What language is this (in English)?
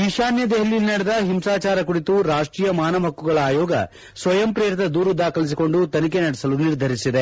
Kannada